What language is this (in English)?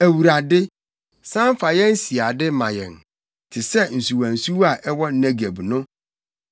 Akan